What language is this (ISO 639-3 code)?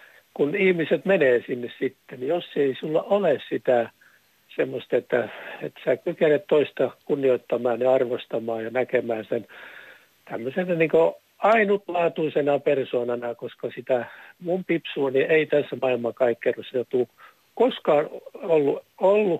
fin